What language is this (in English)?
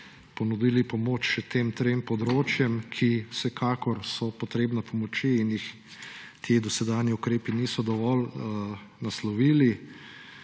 Slovenian